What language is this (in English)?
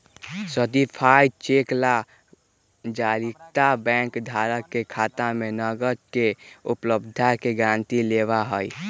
Magahi